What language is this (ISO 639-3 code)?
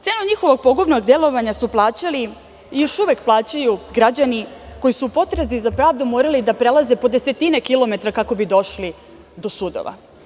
srp